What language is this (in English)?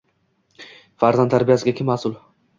Uzbek